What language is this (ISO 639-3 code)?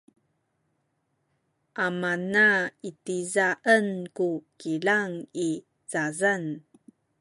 szy